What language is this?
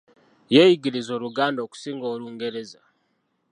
Ganda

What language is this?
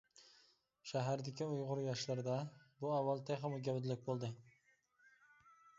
Uyghur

